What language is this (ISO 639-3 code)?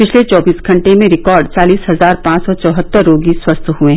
hin